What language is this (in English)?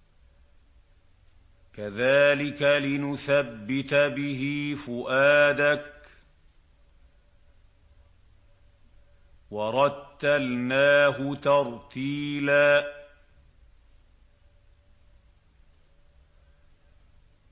Arabic